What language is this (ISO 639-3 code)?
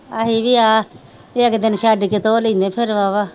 pan